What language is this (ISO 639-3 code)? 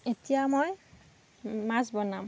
asm